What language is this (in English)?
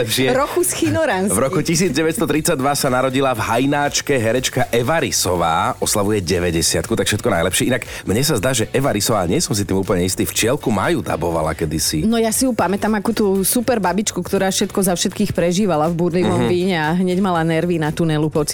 Slovak